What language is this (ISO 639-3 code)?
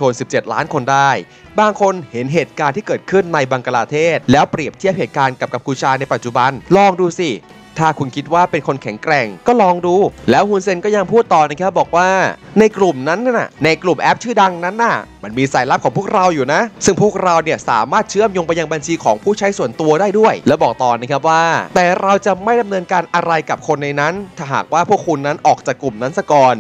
tha